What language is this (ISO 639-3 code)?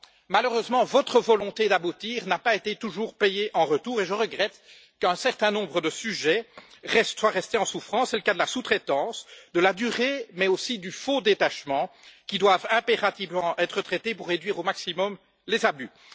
fra